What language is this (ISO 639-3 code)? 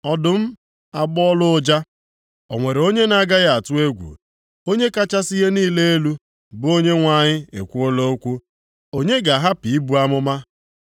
ibo